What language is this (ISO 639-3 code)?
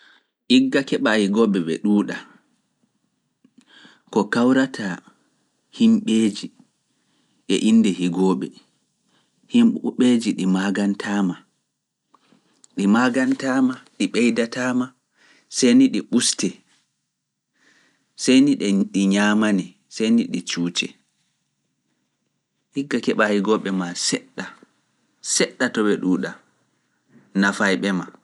ful